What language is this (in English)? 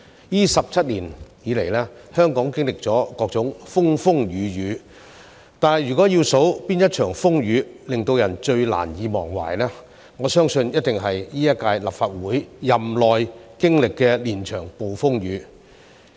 Cantonese